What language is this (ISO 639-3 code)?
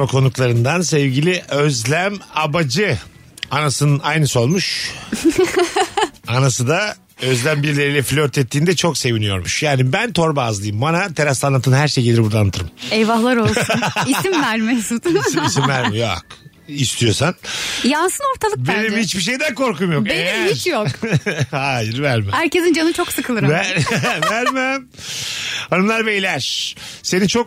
tur